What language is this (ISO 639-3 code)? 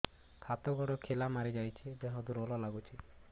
ori